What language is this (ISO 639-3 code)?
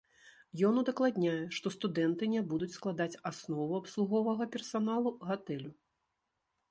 bel